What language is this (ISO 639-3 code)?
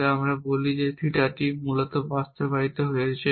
ben